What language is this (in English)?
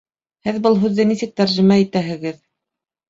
Bashkir